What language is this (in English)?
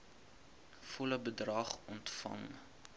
Afrikaans